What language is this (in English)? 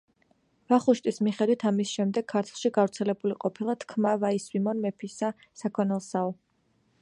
Georgian